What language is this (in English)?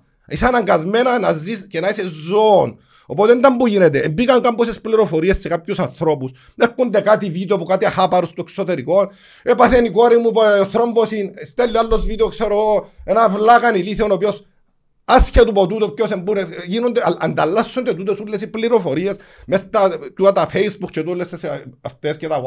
Greek